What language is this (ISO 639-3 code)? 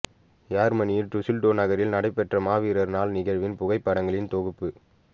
tam